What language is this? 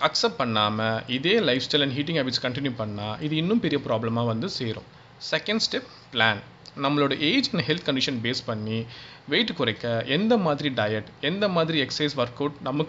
Tamil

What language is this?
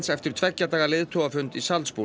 Icelandic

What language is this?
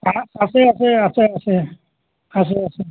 Assamese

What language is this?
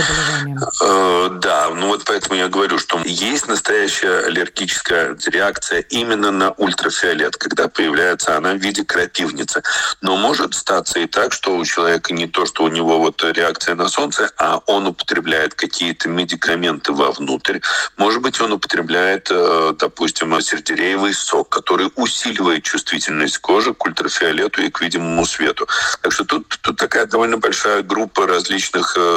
Russian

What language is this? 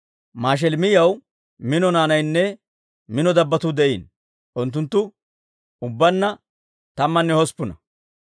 Dawro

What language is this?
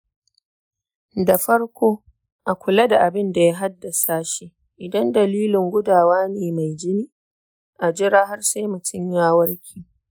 Hausa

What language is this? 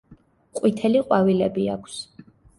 Georgian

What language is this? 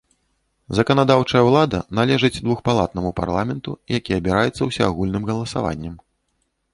Belarusian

